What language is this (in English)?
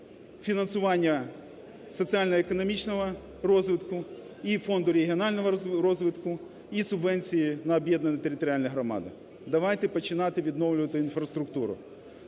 Ukrainian